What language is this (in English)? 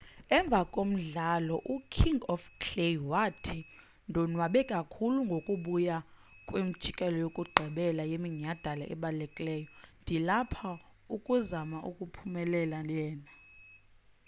Xhosa